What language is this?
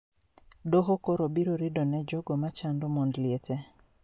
Luo (Kenya and Tanzania)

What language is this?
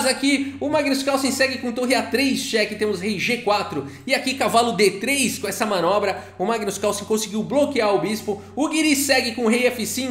Portuguese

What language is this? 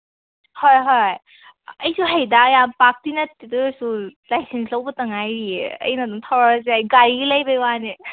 Manipuri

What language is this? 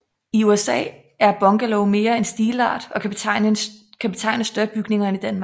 Danish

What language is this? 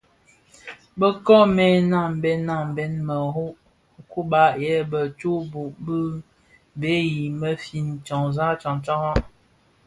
Bafia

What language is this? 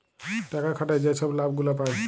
Bangla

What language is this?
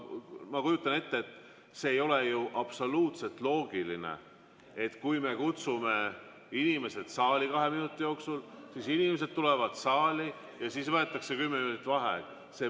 Estonian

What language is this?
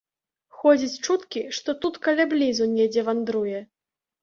Belarusian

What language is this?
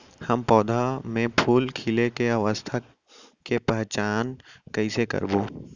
Chhattisgarhi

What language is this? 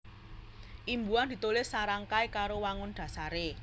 Javanese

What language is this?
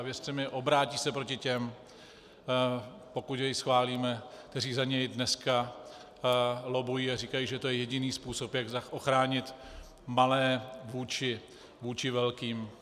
Czech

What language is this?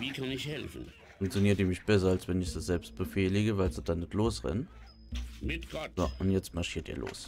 German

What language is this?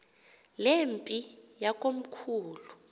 Xhosa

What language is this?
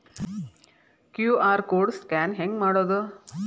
Kannada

